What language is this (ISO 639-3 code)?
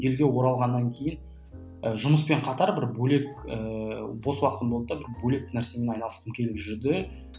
kaz